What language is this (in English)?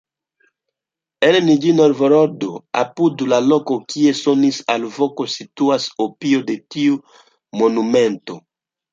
Esperanto